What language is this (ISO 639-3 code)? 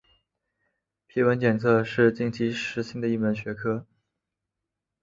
zho